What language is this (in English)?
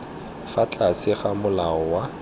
Tswana